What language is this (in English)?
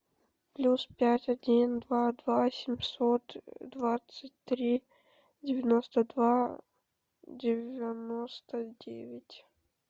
Russian